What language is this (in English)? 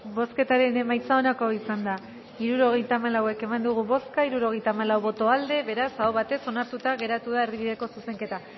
Basque